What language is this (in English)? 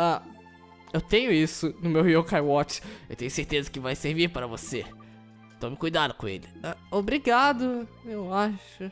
Portuguese